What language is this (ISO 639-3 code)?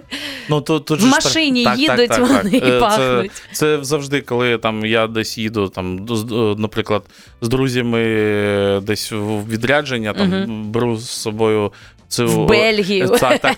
ukr